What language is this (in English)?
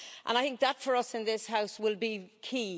English